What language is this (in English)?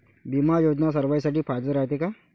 Marathi